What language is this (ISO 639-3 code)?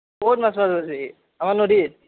asm